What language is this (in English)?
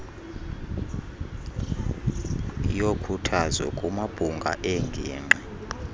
Xhosa